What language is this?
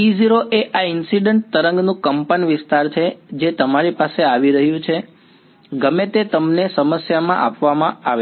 Gujarati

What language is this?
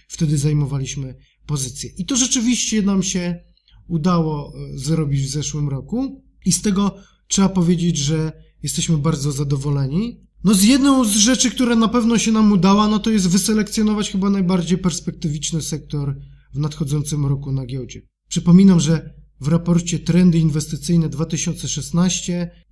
Polish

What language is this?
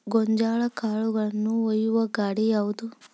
Kannada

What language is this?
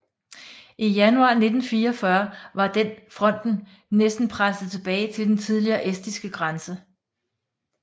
Danish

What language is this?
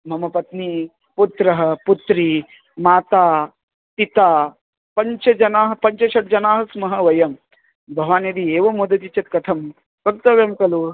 Sanskrit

